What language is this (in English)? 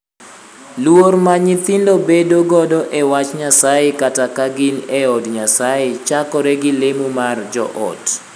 Luo (Kenya and Tanzania)